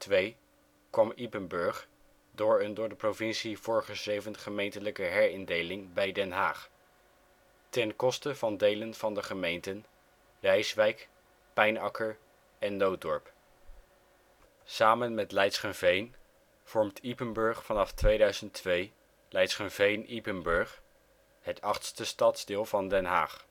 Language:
Dutch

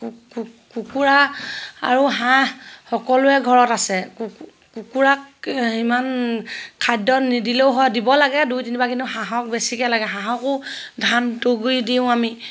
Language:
Assamese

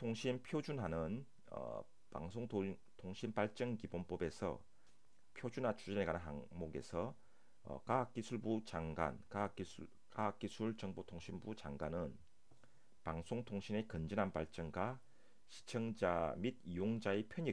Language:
Korean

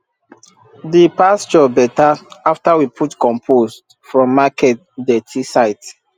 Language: Nigerian Pidgin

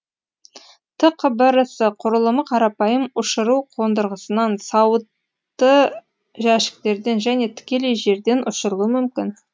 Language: Kazakh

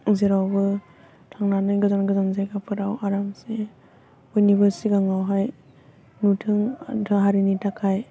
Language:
Bodo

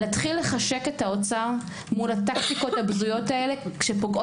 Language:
Hebrew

